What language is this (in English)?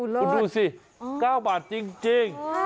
Thai